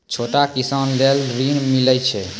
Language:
Maithili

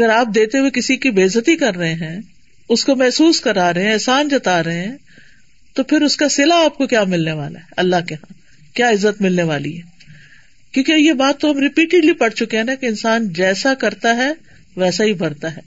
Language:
Urdu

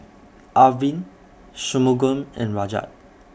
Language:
English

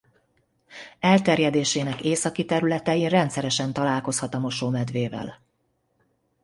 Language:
Hungarian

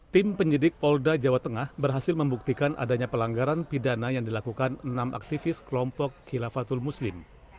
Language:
Indonesian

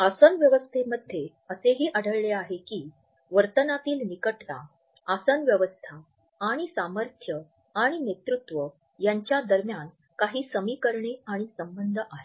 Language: Marathi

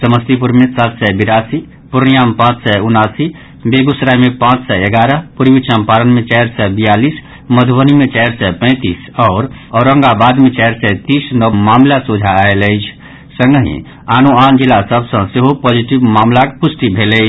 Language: Maithili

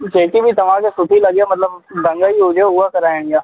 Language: Sindhi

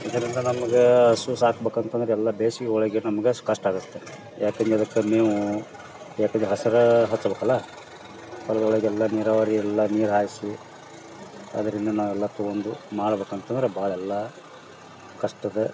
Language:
Kannada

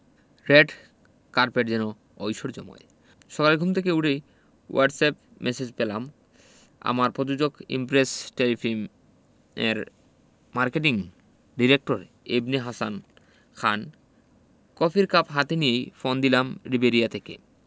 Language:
Bangla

